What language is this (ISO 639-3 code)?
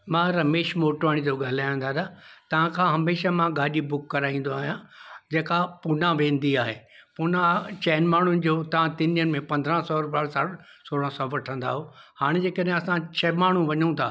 snd